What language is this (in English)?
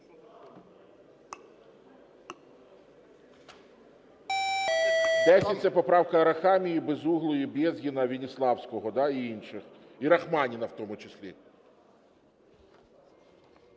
Ukrainian